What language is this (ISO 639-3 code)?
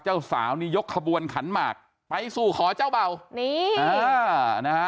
tha